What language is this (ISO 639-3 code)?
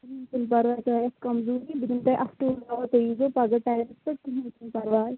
kas